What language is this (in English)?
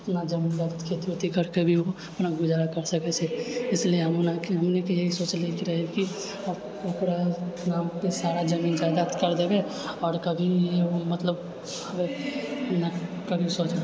Maithili